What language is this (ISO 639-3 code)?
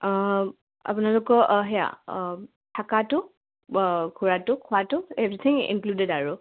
asm